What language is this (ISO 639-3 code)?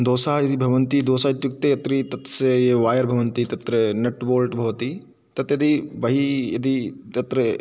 san